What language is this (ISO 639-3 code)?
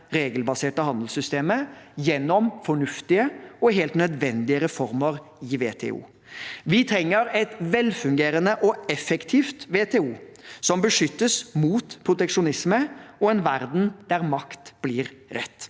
nor